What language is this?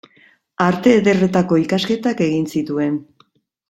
Basque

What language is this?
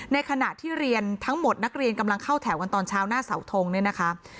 Thai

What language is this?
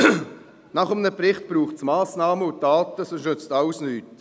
Swiss German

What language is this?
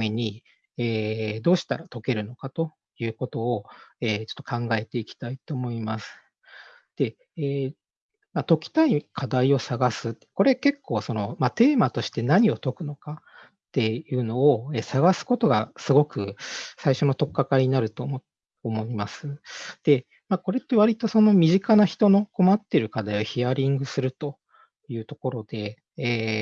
Japanese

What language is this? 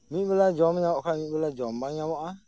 Santali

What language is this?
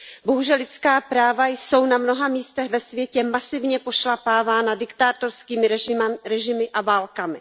Czech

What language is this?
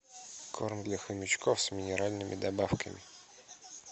Russian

